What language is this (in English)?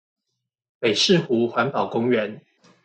Chinese